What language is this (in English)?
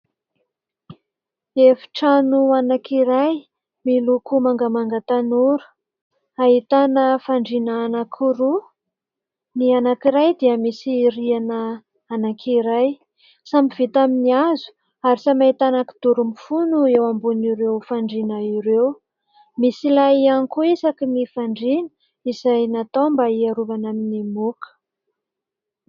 Malagasy